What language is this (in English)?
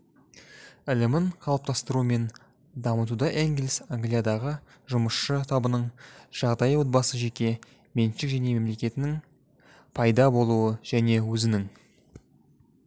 Kazakh